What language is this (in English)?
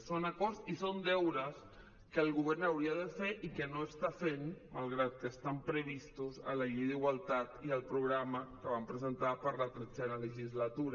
Catalan